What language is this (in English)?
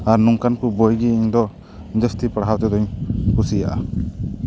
Santali